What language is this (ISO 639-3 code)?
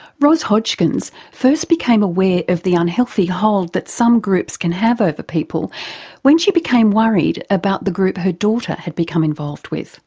eng